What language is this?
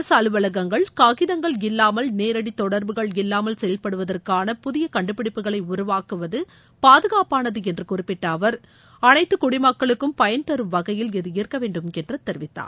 Tamil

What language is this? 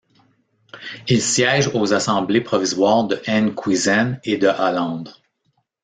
French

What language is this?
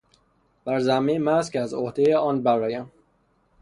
Persian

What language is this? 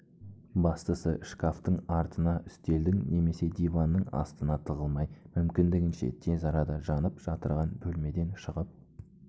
Kazakh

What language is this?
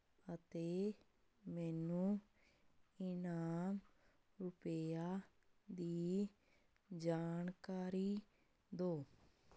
Punjabi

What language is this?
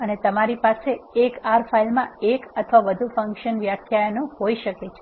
Gujarati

